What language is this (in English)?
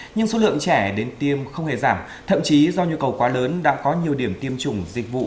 Vietnamese